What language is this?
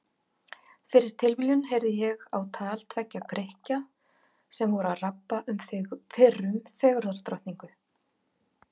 Icelandic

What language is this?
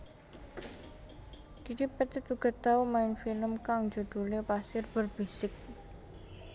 Javanese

